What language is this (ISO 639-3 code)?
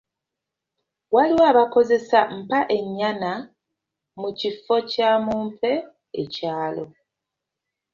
lug